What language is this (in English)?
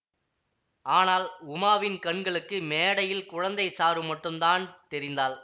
Tamil